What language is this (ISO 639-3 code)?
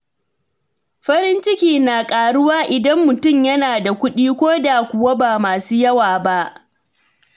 hau